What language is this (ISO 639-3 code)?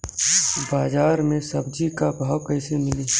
bho